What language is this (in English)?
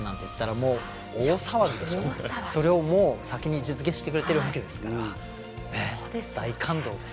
Japanese